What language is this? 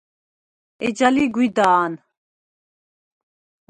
Svan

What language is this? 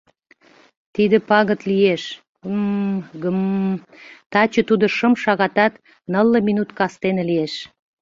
Mari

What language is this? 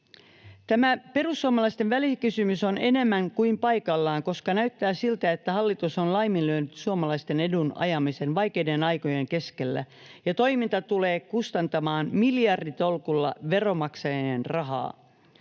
Finnish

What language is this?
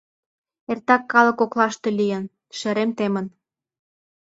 Mari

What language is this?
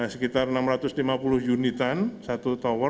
Indonesian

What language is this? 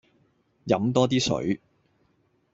Cantonese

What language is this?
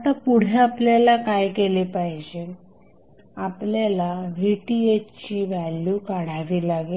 Marathi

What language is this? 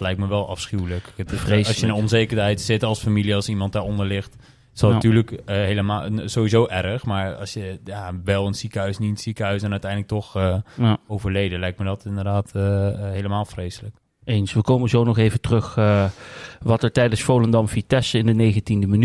Dutch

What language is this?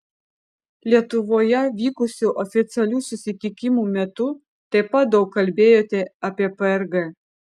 Lithuanian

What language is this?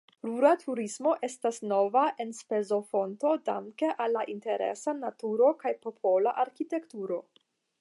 Esperanto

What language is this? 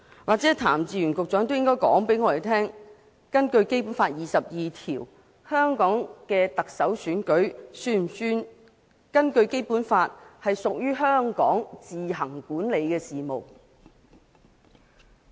Cantonese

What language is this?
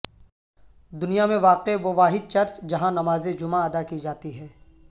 Urdu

